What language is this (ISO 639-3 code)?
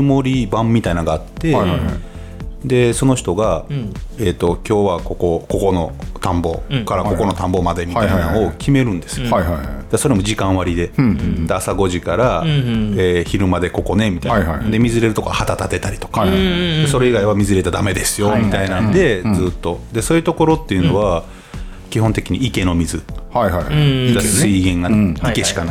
jpn